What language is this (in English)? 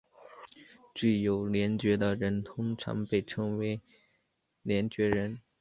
Chinese